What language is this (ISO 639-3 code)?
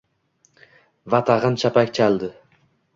uzb